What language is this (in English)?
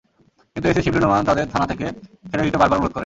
Bangla